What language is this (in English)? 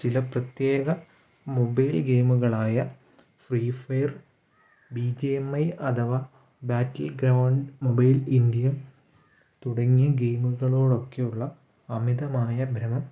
Malayalam